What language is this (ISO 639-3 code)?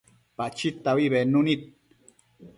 mcf